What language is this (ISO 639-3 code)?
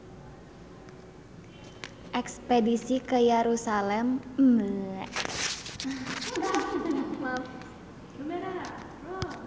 sun